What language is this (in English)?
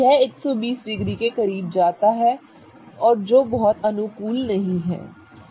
Hindi